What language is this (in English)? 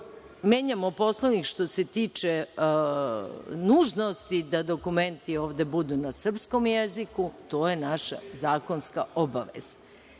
Serbian